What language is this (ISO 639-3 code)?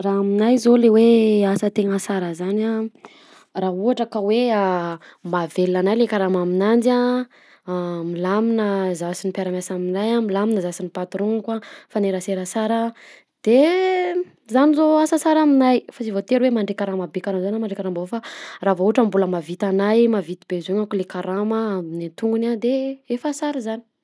bzc